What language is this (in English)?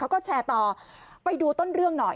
Thai